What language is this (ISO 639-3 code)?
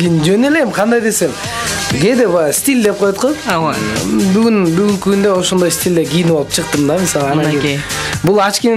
fra